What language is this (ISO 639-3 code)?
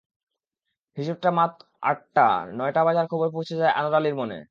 ben